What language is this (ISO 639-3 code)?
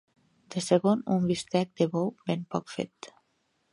cat